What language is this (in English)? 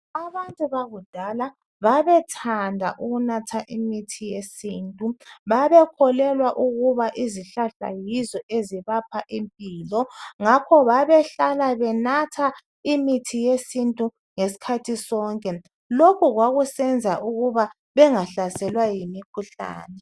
North Ndebele